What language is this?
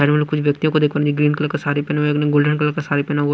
Hindi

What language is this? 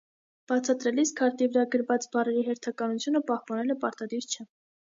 Armenian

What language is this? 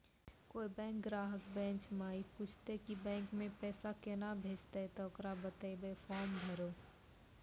Maithili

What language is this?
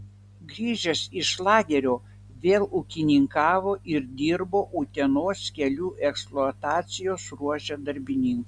Lithuanian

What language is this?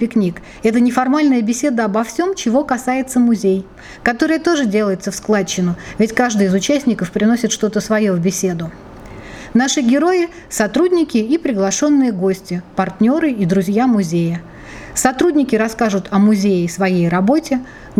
Russian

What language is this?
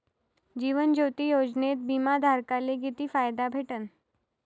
Marathi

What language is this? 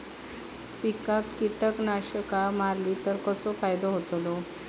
Marathi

